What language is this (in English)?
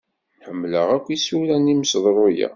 Kabyle